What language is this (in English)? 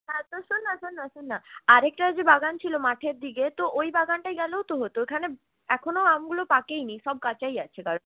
Bangla